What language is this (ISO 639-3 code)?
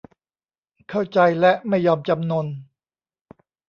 tha